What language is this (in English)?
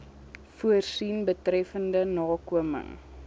Afrikaans